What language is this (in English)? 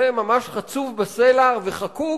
Hebrew